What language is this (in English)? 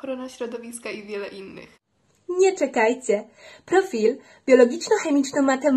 Polish